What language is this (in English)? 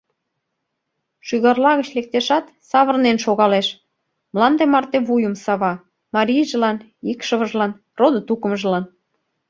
Mari